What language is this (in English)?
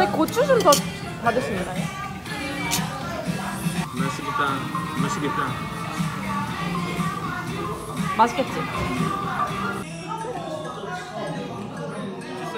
Korean